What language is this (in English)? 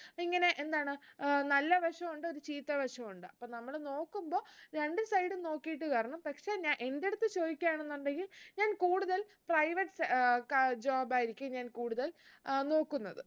Malayalam